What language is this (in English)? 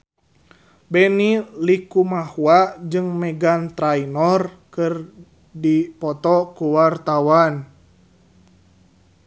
Sundanese